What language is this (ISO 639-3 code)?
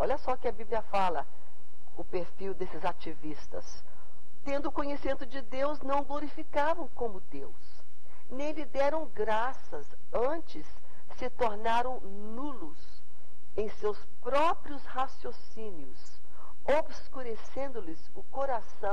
por